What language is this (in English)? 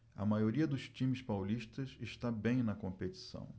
Portuguese